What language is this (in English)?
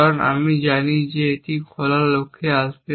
Bangla